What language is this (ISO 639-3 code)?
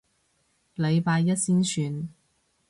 yue